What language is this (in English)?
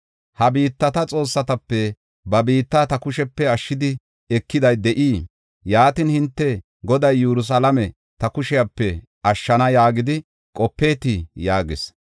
Gofa